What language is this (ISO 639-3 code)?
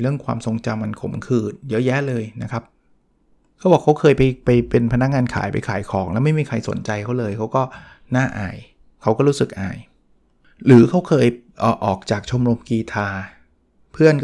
tha